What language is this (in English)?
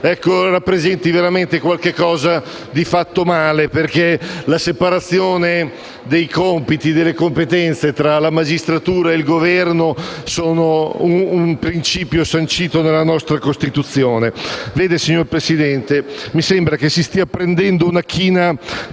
Italian